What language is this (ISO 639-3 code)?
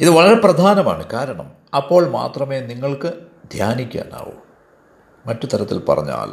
mal